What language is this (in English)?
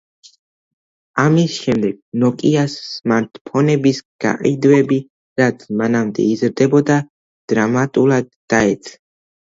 Georgian